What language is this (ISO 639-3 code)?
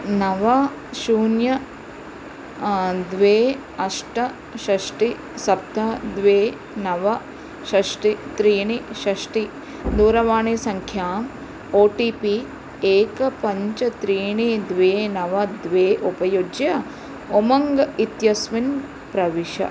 san